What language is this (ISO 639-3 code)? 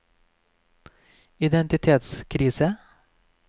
nor